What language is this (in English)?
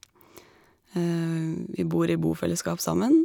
Norwegian